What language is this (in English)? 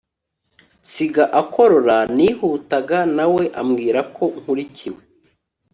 Kinyarwanda